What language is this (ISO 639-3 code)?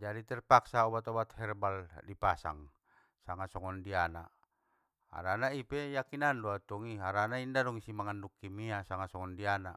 btm